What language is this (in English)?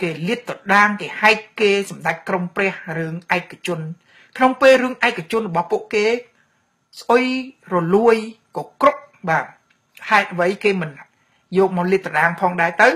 Thai